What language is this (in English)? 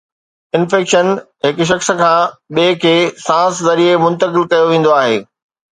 Sindhi